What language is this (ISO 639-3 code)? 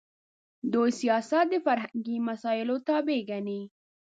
pus